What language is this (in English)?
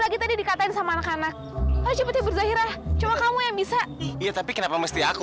Indonesian